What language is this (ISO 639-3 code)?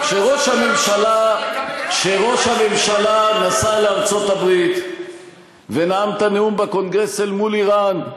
heb